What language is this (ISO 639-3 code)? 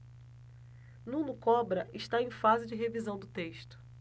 por